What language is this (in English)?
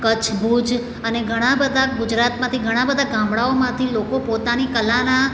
Gujarati